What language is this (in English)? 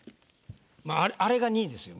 Japanese